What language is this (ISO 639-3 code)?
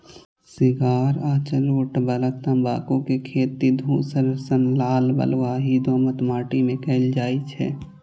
mai